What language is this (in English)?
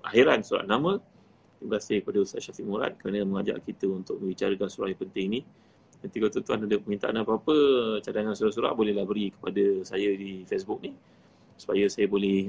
Malay